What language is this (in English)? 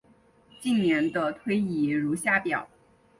Chinese